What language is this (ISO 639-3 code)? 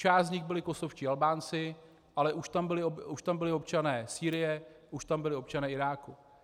ces